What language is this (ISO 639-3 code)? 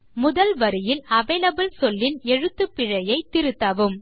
tam